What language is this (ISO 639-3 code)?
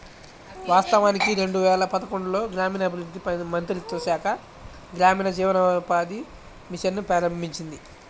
tel